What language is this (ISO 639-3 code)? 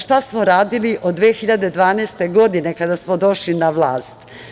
srp